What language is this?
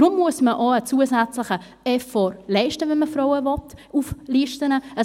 Swiss German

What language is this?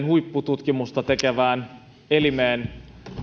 Finnish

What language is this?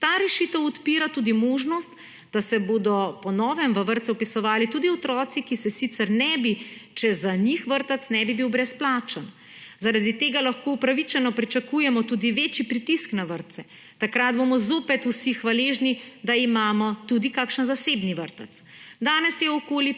Slovenian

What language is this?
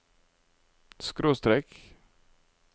Norwegian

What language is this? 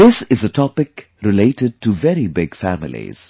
English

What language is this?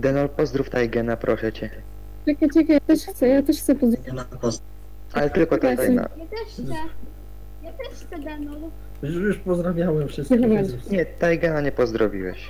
Polish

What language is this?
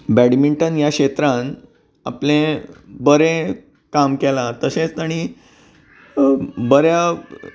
Konkani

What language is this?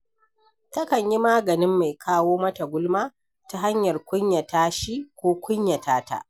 Hausa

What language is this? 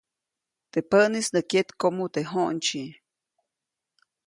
Copainalá Zoque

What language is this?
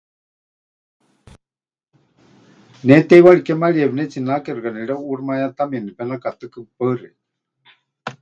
Huichol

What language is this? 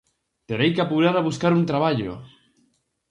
Galician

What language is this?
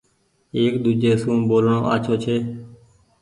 Goaria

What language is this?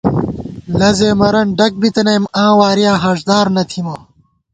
Gawar-Bati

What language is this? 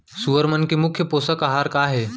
Chhattisgarhi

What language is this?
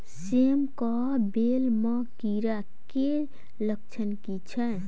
Maithili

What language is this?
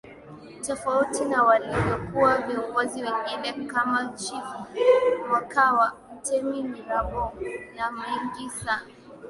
Swahili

